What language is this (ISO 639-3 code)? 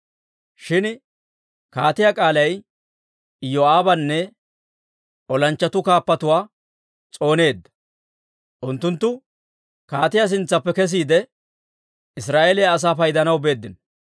dwr